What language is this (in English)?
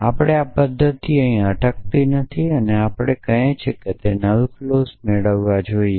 Gujarati